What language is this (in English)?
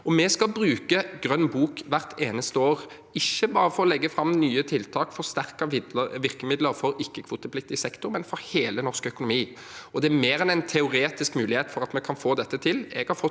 Norwegian